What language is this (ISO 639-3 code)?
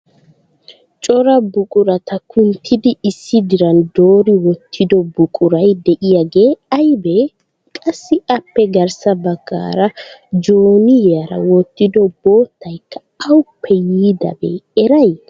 wal